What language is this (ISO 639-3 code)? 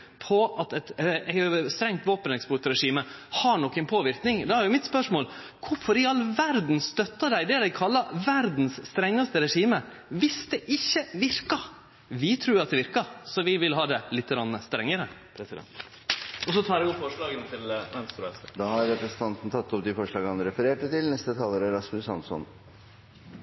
nno